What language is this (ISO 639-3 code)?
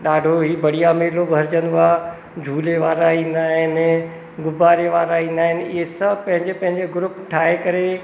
snd